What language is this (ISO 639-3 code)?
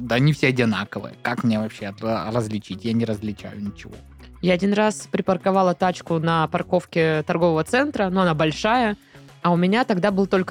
rus